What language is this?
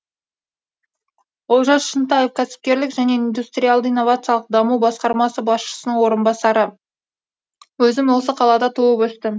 Kazakh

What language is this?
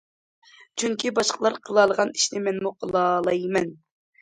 Uyghur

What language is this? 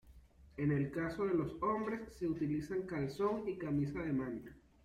Spanish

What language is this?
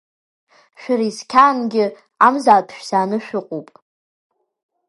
Abkhazian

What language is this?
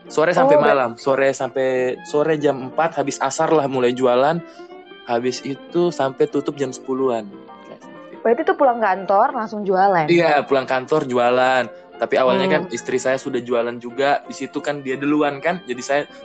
Indonesian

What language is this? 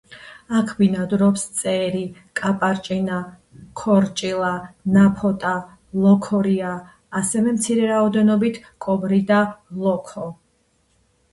Georgian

